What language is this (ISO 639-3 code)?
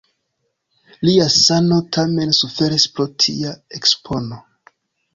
epo